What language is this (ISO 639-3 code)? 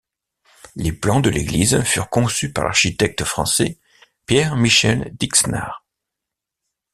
fra